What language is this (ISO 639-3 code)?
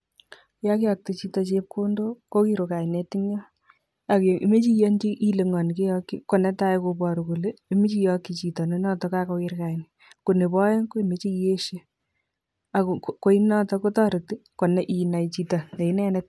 kln